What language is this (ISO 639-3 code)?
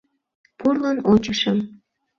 chm